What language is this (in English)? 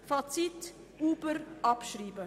Swiss German